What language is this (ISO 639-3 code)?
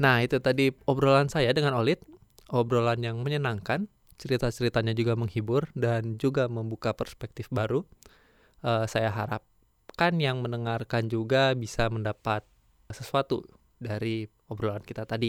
ind